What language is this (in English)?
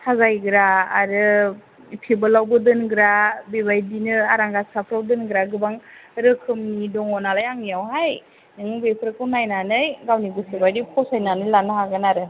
Bodo